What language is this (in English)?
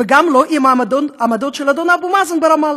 Hebrew